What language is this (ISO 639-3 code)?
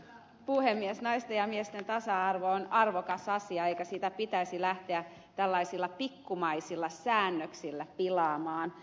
fin